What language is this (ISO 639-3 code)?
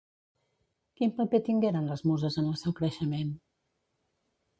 cat